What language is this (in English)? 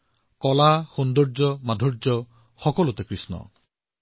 Assamese